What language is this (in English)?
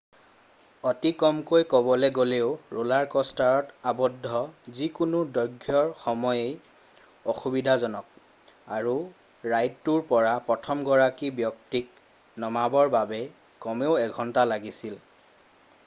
Assamese